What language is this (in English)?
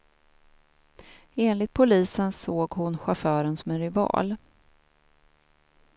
Swedish